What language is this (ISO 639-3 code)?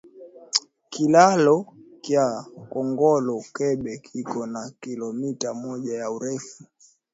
swa